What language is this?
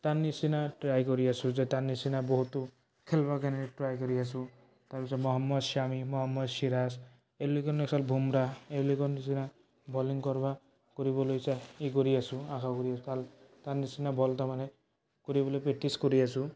Assamese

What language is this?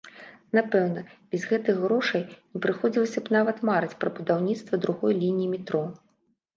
Belarusian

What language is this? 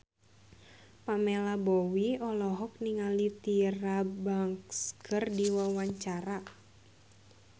Sundanese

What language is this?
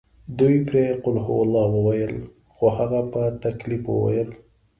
Pashto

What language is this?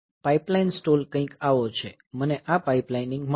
Gujarati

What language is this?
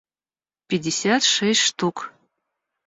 Russian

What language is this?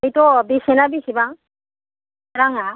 Bodo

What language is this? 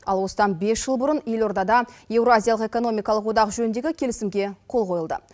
Kazakh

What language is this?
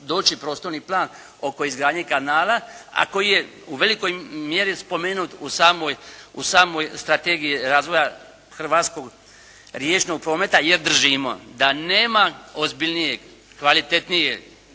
Croatian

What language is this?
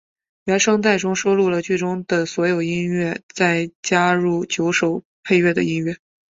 Chinese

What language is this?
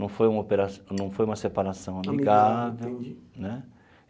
Portuguese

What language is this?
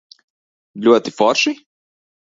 Latvian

